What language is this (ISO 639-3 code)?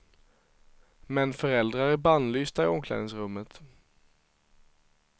swe